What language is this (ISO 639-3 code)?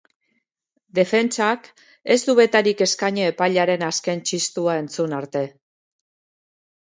eus